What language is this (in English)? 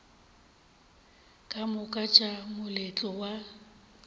Northern Sotho